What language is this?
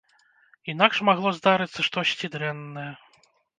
Belarusian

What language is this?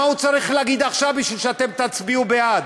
Hebrew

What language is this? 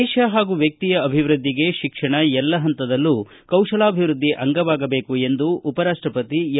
Kannada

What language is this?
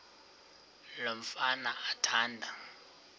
Xhosa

